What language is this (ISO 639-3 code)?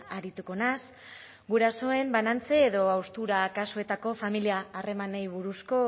eus